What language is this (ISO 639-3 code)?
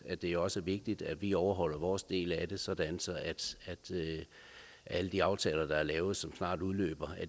dan